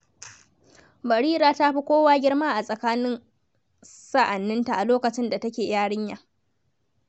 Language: Hausa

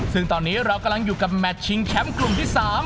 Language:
Thai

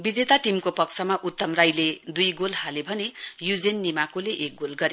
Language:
Nepali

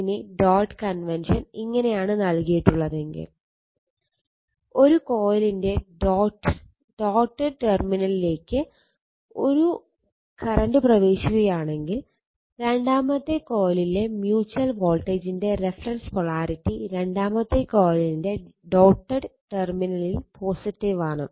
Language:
Malayalam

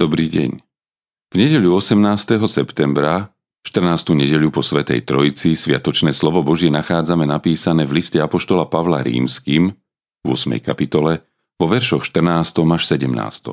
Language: Slovak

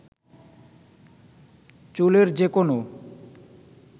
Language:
Bangla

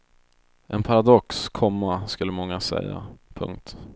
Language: Swedish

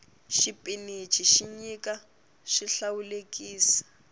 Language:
Tsonga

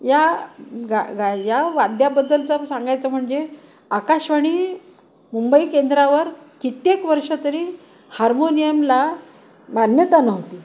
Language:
Marathi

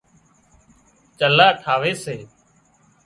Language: Wadiyara Koli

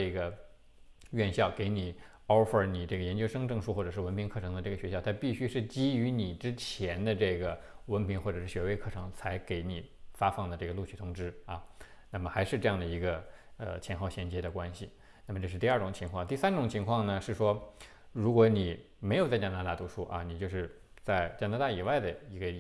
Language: Chinese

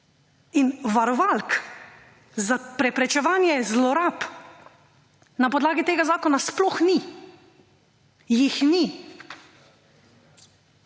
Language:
Slovenian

